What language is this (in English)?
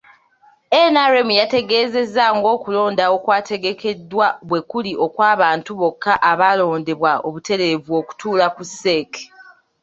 Ganda